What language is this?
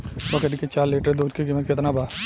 Bhojpuri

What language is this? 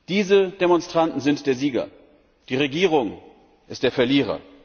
German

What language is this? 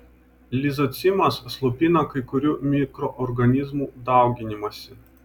Lithuanian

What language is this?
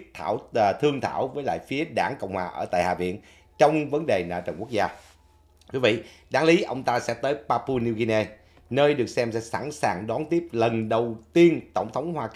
Vietnamese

